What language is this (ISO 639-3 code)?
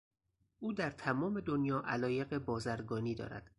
fas